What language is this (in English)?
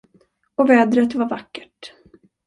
Swedish